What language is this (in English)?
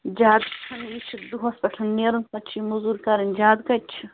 Kashmiri